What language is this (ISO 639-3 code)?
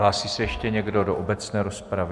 ces